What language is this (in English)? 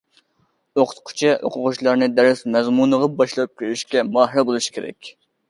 Uyghur